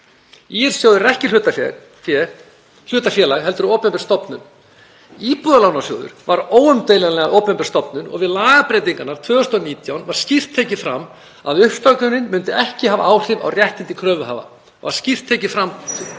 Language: Icelandic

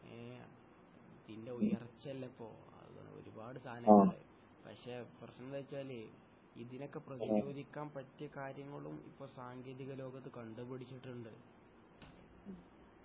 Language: Malayalam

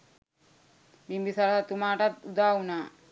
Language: Sinhala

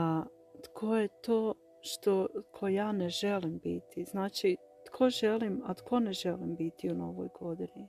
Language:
Croatian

